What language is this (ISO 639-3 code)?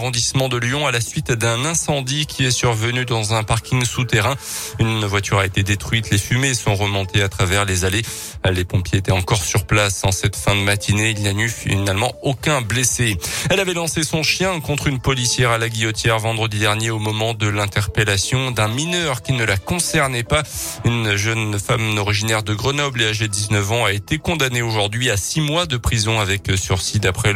fra